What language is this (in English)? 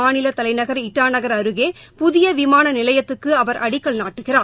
Tamil